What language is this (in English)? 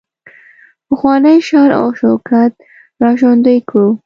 Pashto